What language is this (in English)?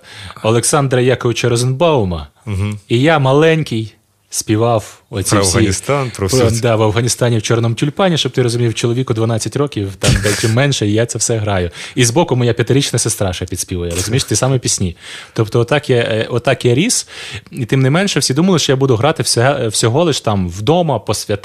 Ukrainian